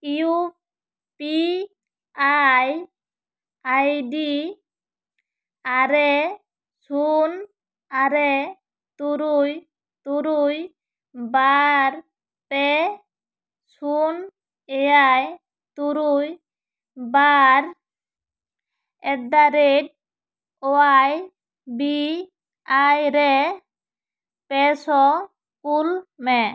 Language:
Santali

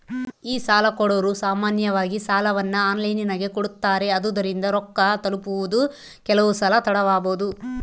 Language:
Kannada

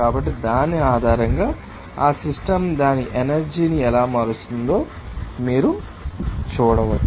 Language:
Telugu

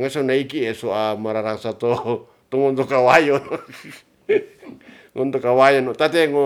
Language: Ratahan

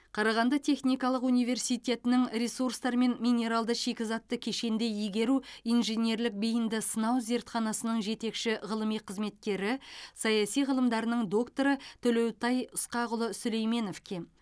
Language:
Kazakh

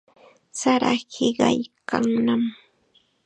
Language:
Chiquián Ancash Quechua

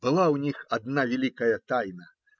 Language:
Russian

